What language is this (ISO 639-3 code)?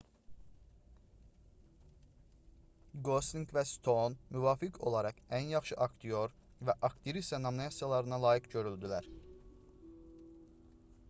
aze